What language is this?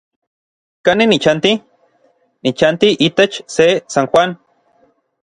Orizaba Nahuatl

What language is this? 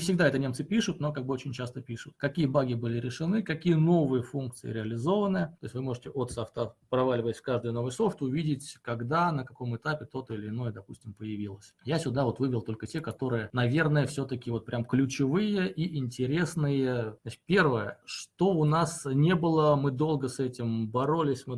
Russian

